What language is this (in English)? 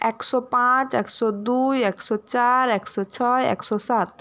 Bangla